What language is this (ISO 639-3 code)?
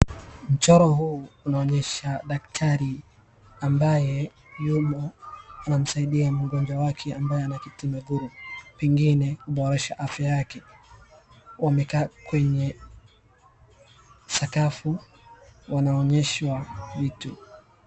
swa